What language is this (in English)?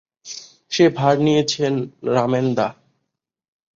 Bangla